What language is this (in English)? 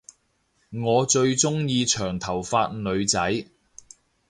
Cantonese